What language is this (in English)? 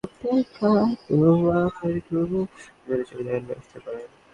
Bangla